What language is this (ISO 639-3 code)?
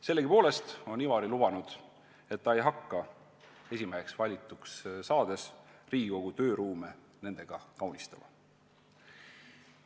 est